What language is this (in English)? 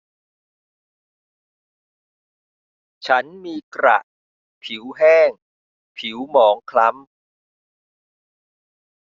Thai